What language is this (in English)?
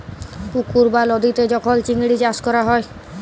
Bangla